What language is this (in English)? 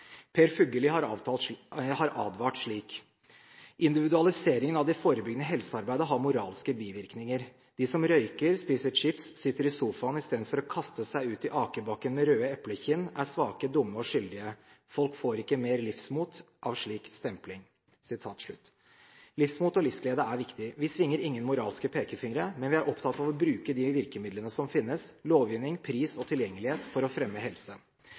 Norwegian Bokmål